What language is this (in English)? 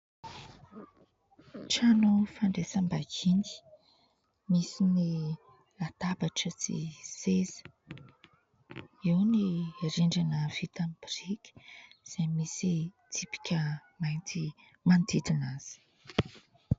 Malagasy